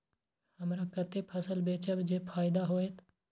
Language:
Maithili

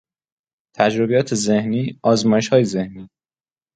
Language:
Persian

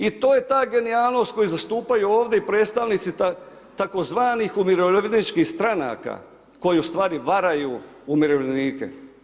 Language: Croatian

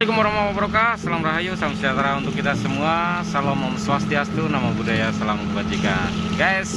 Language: Indonesian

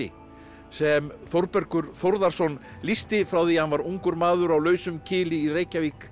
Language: Icelandic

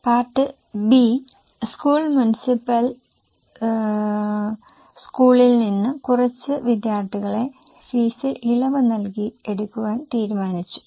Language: Malayalam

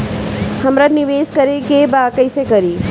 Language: Bhojpuri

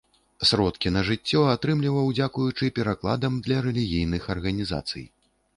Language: Belarusian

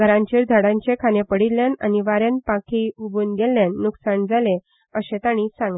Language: Konkani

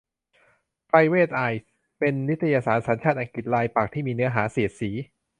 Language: Thai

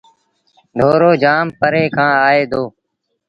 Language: Sindhi Bhil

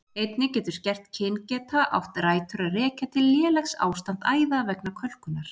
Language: Icelandic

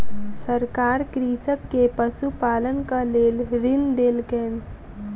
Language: Maithili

